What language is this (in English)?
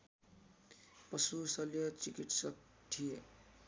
Nepali